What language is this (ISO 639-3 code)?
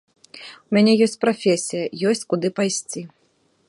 bel